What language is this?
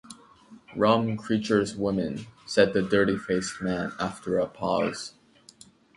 English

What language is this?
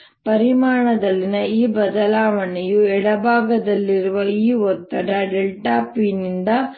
Kannada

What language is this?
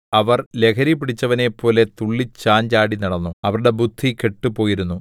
Malayalam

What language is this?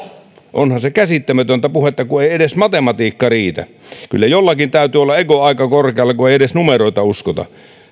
Finnish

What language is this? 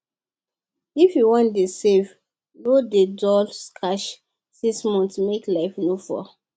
Nigerian Pidgin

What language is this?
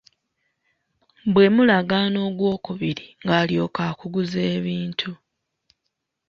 Ganda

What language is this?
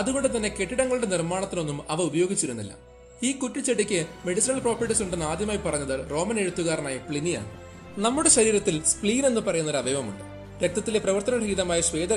Malayalam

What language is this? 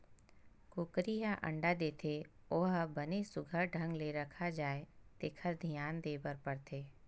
Chhattisgarhi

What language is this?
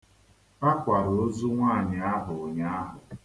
Igbo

